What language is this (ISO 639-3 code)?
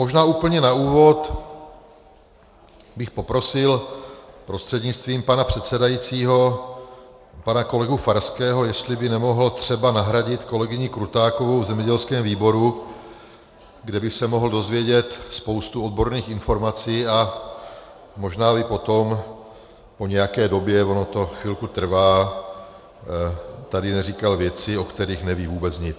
ces